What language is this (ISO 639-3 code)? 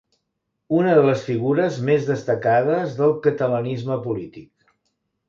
cat